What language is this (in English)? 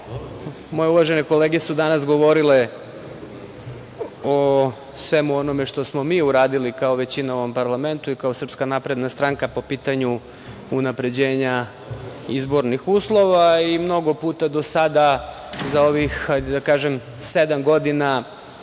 Serbian